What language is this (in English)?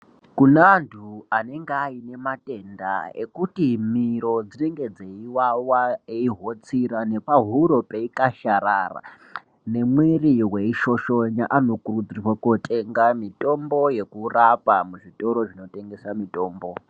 Ndau